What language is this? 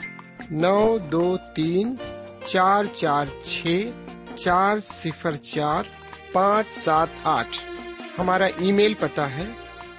Urdu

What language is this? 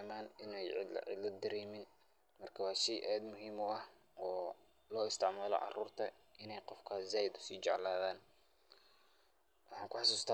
Somali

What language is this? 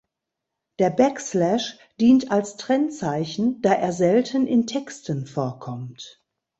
German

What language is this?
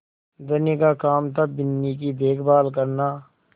Hindi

